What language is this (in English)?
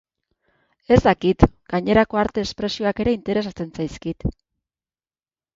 Basque